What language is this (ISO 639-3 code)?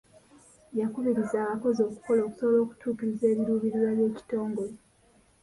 lug